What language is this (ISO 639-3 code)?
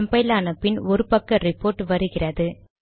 tam